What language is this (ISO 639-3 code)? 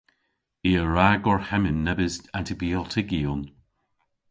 cor